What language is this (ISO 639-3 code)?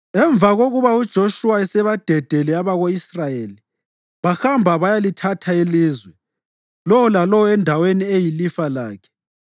nde